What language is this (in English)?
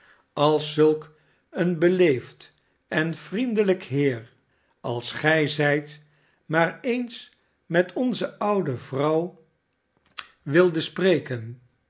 Dutch